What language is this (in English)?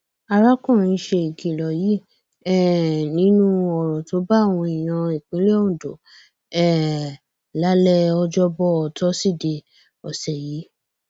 Yoruba